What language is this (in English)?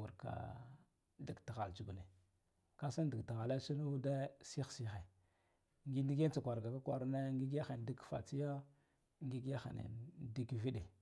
Guduf-Gava